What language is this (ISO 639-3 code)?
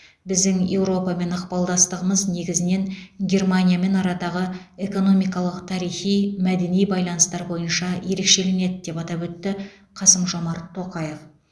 kaz